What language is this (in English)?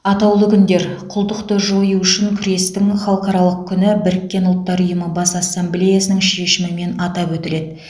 Kazakh